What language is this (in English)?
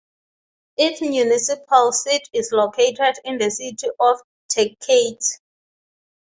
English